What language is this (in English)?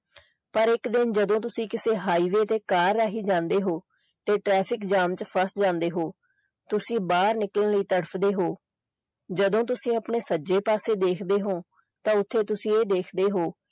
Punjabi